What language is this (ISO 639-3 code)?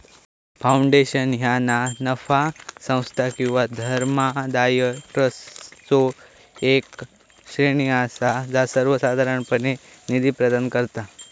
mar